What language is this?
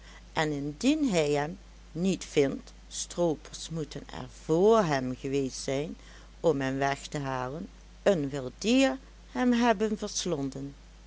Dutch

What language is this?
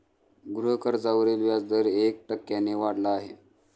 Marathi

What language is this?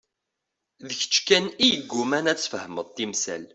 Kabyle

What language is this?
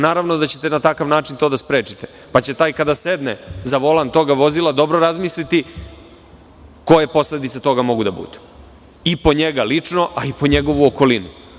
Serbian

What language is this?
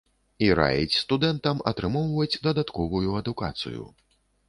Belarusian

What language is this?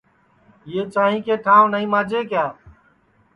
Sansi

